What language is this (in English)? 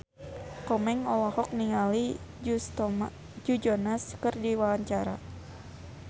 Sundanese